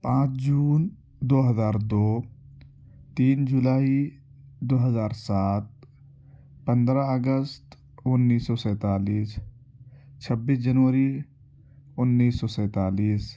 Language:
Urdu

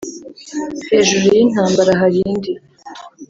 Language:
Kinyarwanda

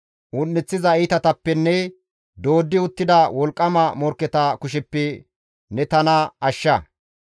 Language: Gamo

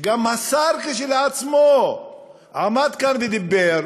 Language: Hebrew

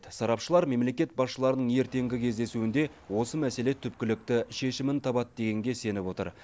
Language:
Kazakh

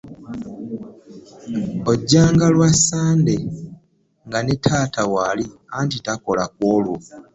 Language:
Ganda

